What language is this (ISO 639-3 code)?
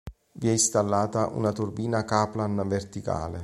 ita